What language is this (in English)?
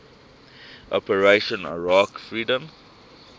English